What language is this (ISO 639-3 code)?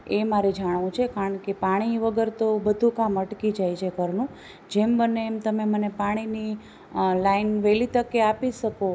guj